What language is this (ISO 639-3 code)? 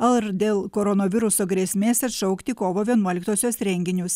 lit